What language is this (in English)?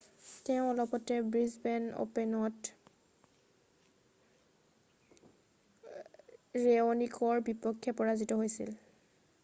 Assamese